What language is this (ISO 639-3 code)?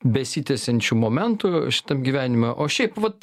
lit